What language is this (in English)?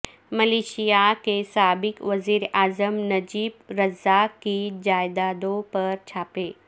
Urdu